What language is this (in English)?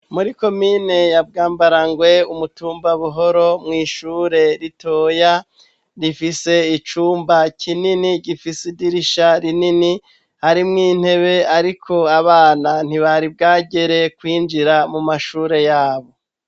Rundi